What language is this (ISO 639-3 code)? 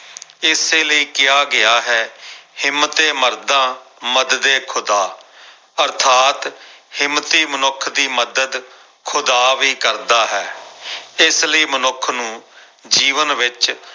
pan